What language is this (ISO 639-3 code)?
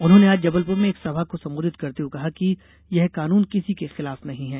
hin